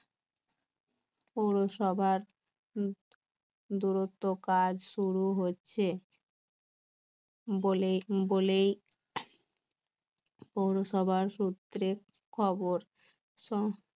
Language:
Bangla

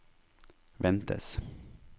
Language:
Norwegian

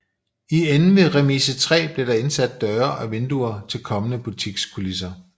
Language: Danish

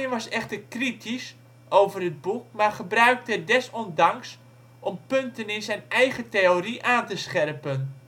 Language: Dutch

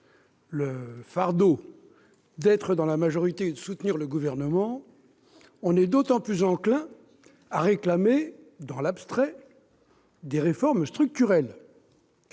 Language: French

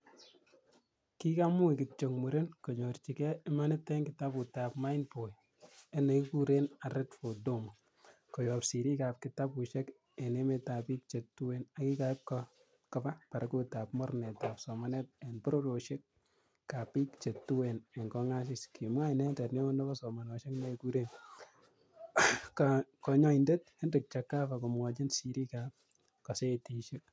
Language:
Kalenjin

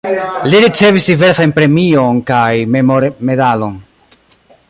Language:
Esperanto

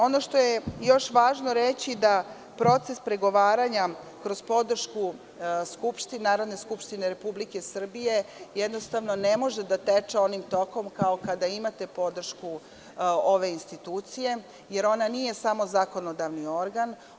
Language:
Serbian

